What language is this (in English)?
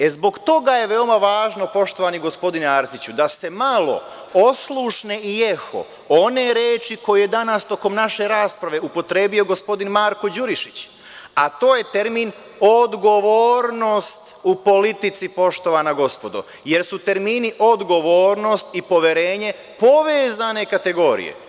Serbian